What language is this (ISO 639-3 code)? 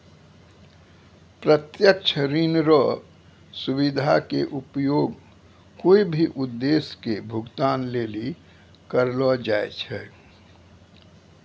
mai